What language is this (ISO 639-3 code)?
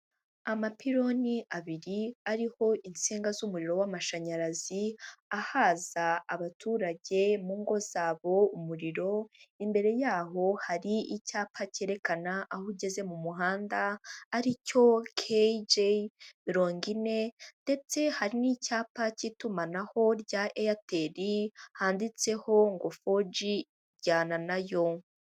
kin